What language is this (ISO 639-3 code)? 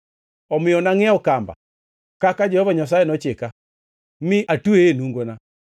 luo